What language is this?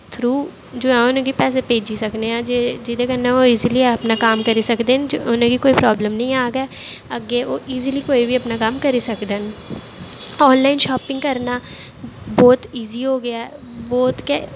Dogri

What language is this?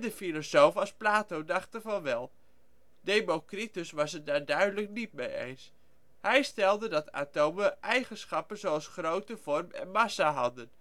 Dutch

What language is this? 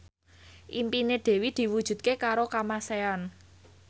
Javanese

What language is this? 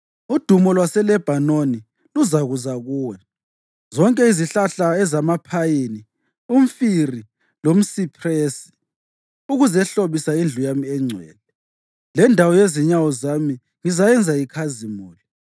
North Ndebele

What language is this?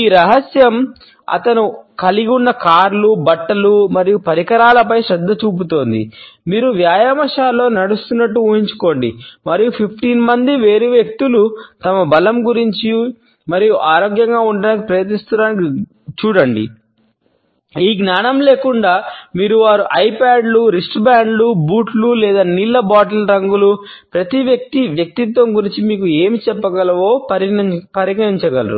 Telugu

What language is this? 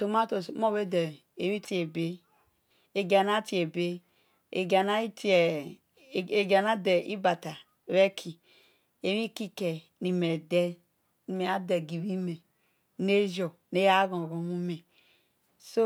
Esan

